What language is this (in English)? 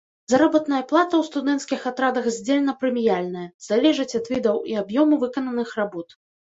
Belarusian